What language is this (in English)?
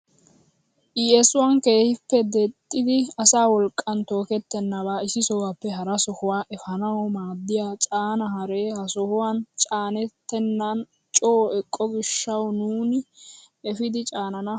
Wolaytta